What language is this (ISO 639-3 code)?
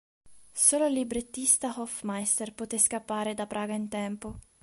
ita